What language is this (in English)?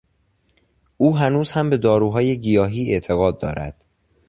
Persian